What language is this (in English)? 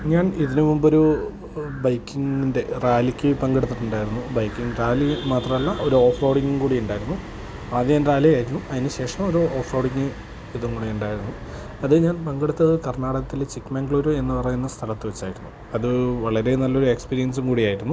Malayalam